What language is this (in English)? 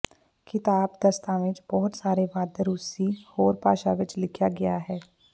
Punjabi